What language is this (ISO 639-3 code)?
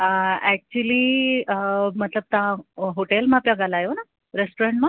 snd